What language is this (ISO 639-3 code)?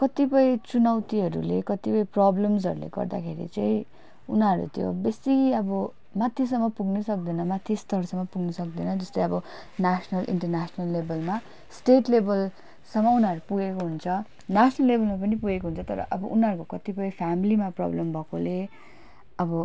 nep